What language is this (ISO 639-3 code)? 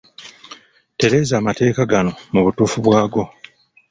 lug